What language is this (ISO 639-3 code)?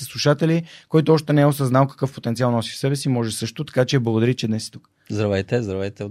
bul